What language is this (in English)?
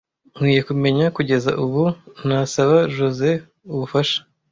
Kinyarwanda